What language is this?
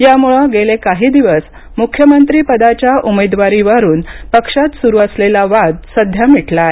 Marathi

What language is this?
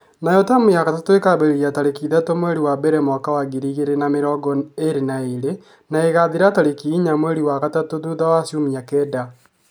Kikuyu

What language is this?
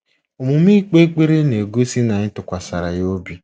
Igbo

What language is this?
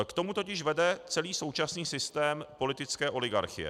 Czech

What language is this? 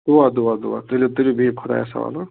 Kashmiri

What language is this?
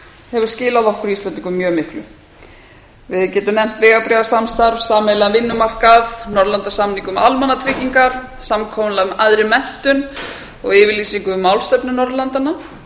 Icelandic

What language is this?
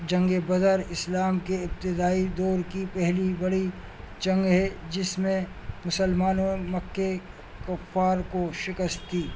Urdu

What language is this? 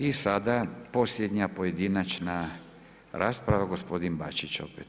Croatian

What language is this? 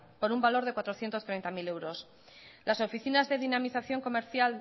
Spanish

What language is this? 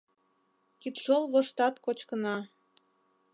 Mari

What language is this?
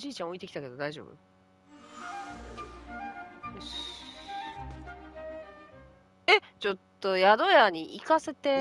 Japanese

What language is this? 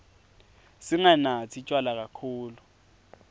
Swati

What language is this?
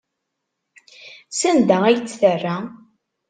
Kabyle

